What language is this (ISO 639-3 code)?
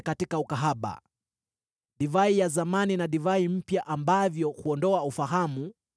swa